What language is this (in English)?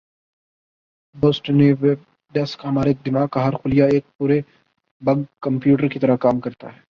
Urdu